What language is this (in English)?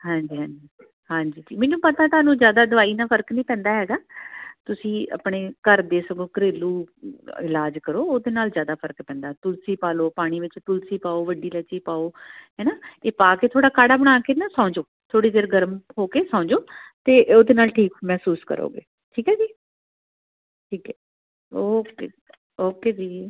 Punjabi